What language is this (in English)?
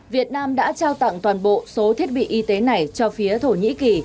Vietnamese